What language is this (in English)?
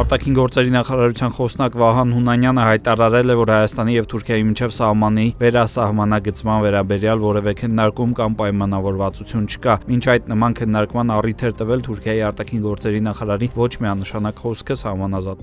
Romanian